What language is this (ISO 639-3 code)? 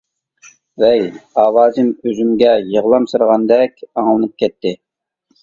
uig